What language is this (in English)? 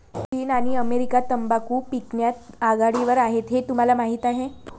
Marathi